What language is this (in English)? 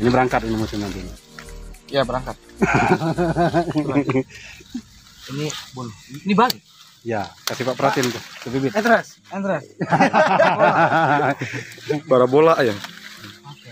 Indonesian